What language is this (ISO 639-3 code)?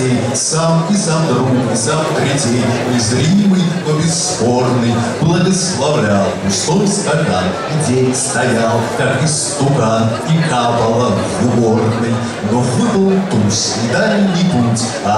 rus